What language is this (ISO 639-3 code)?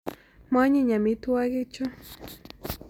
kln